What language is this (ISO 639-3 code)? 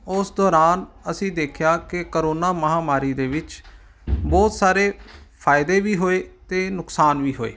pan